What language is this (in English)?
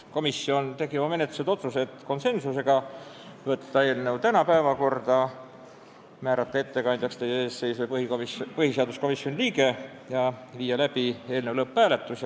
Estonian